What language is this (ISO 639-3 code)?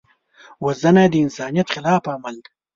pus